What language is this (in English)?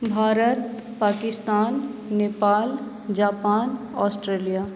Maithili